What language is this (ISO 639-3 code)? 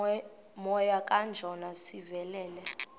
xho